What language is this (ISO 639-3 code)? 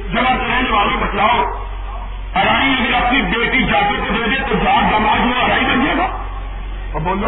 urd